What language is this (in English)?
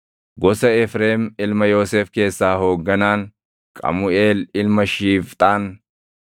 Oromo